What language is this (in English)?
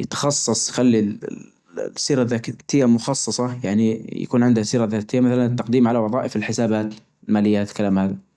Najdi Arabic